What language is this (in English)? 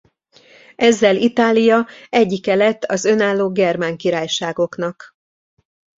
Hungarian